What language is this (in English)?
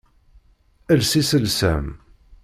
Kabyle